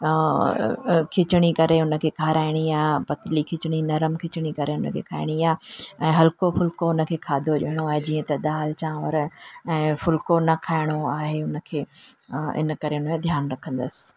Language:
Sindhi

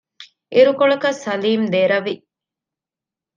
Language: Divehi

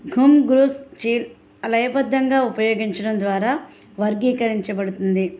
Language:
Telugu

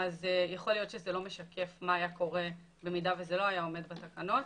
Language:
Hebrew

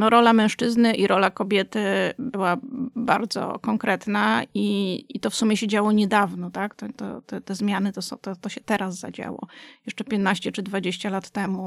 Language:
Polish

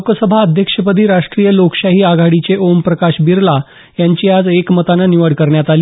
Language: Marathi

